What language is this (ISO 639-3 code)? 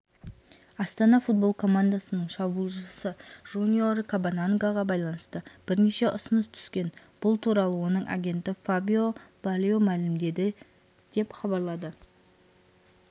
kaz